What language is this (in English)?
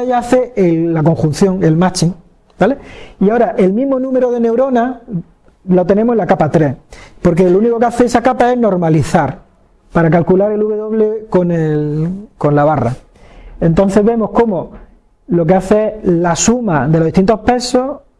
Spanish